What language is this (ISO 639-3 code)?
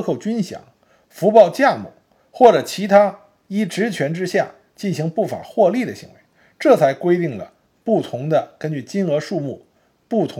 zho